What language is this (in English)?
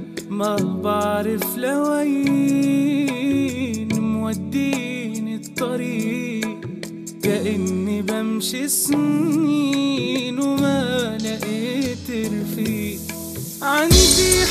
Arabic